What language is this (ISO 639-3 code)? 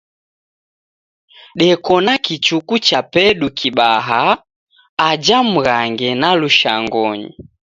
dav